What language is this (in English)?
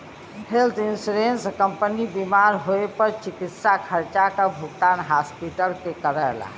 Bhojpuri